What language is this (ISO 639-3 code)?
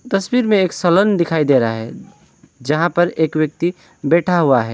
hin